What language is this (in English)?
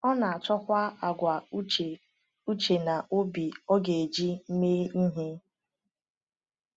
Igbo